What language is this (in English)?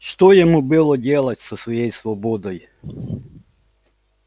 Russian